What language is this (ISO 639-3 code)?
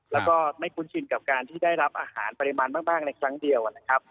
tha